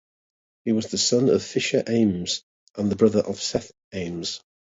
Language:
English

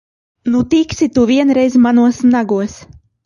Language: Latvian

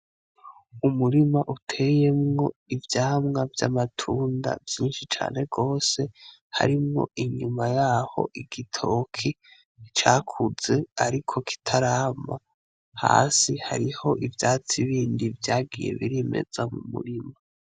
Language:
Rundi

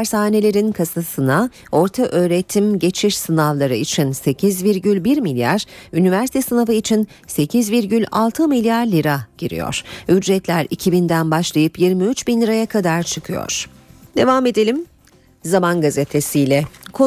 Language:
Turkish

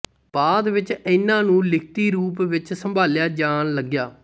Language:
Punjabi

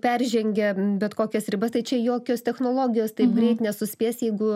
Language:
Lithuanian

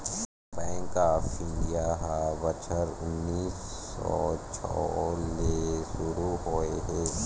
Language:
Chhattisgarhi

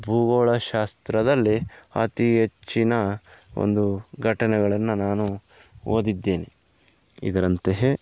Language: Kannada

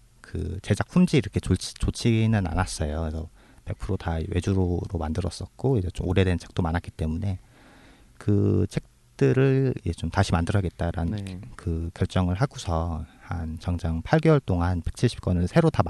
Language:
Korean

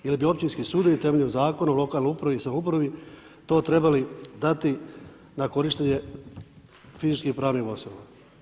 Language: Croatian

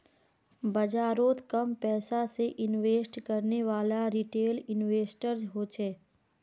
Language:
Magahi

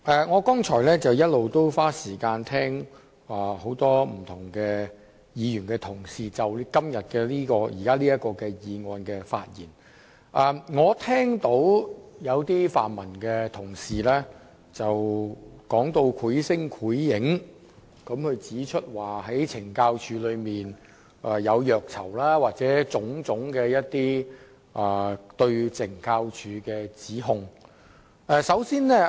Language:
Cantonese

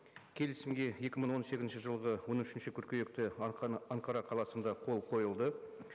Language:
Kazakh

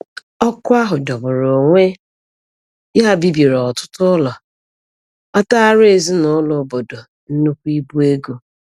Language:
Igbo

